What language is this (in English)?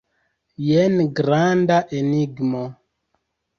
Esperanto